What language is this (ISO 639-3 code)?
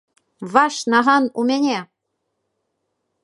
bel